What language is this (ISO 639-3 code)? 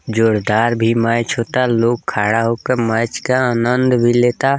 bho